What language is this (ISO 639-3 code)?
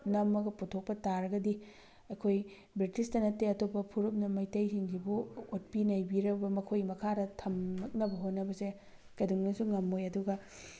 mni